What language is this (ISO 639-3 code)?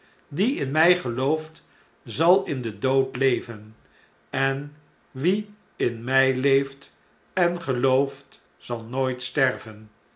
nld